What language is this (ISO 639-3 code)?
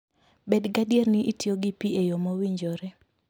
luo